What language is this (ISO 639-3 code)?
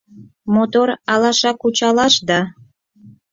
chm